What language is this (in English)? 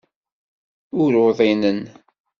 Kabyle